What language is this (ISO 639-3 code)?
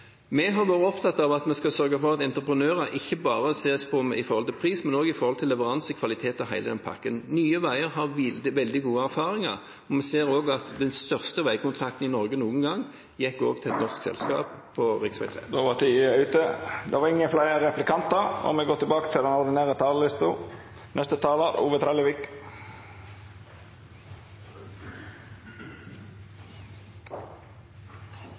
nor